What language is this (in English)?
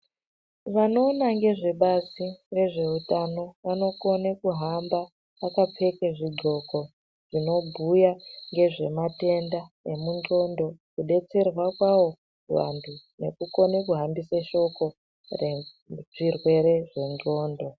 Ndau